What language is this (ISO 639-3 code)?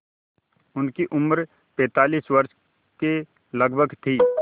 hin